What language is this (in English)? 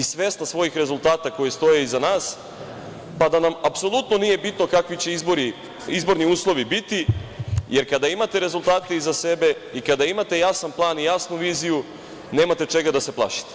Serbian